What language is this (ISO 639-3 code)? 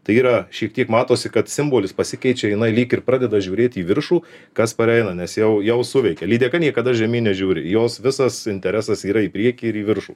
lit